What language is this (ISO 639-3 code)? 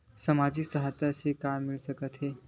hne